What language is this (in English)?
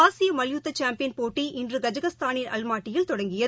Tamil